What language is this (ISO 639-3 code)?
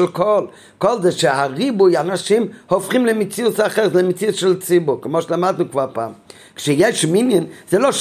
heb